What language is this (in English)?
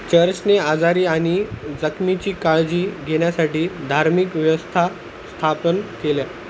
Marathi